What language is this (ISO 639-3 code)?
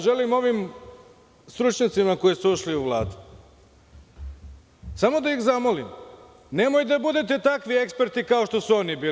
srp